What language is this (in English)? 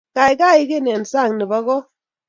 Kalenjin